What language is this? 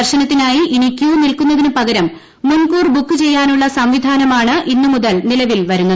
Malayalam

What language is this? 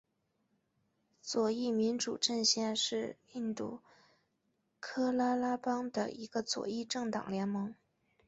Chinese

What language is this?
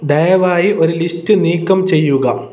Malayalam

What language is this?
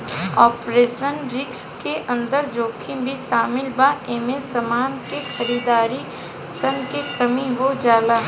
Bhojpuri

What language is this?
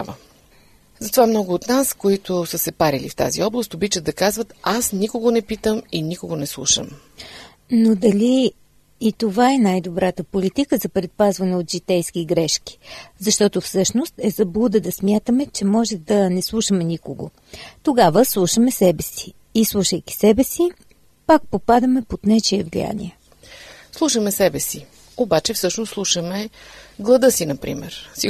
Bulgarian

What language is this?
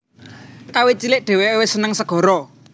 Javanese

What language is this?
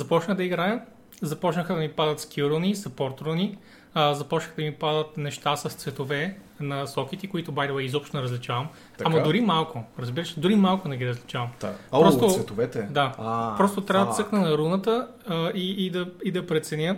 Bulgarian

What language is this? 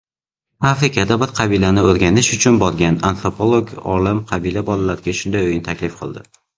Uzbek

